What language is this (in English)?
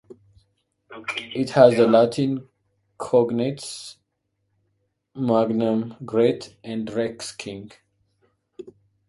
English